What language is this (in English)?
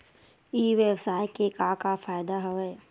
Chhattisgarhi